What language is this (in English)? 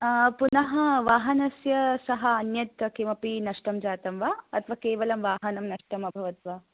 Sanskrit